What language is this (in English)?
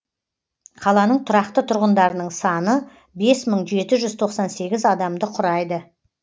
Kazakh